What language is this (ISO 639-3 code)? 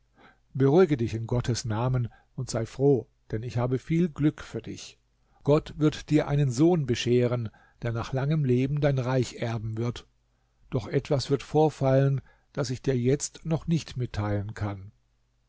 deu